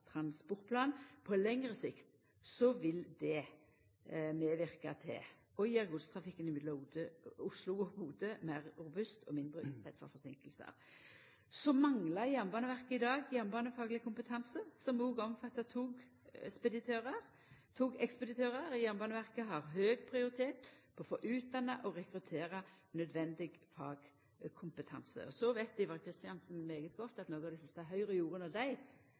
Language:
Norwegian Nynorsk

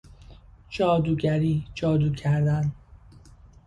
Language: Persian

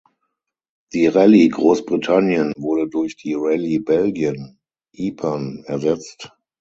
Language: German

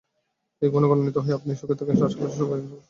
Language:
Bangla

